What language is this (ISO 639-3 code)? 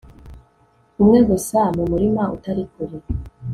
kin